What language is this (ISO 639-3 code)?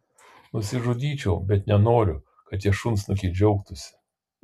lit